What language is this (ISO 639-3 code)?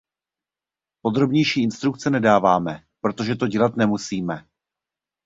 ces